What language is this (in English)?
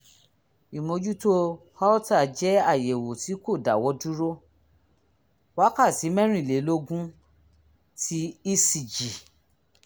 Yoruba